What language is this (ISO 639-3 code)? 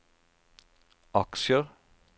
nor